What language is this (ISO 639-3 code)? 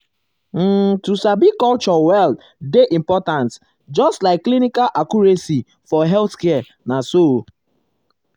pcm